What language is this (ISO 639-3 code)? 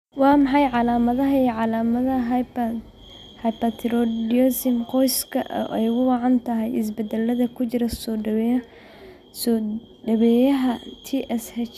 som